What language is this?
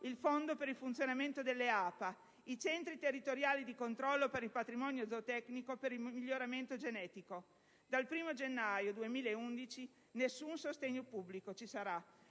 Italian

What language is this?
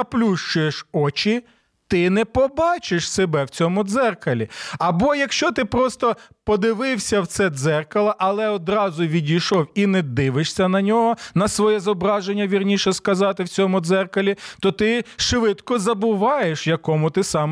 Ukrainian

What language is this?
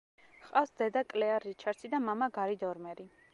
Georgian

